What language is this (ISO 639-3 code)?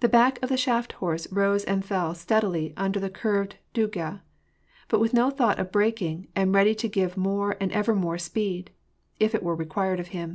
eng